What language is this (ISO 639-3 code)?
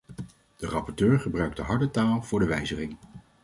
nld